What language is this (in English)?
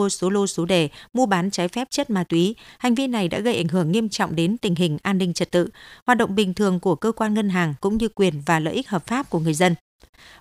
Vietnamese